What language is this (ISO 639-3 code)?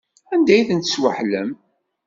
kab